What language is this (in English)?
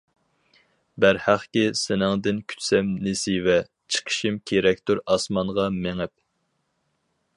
Uyghur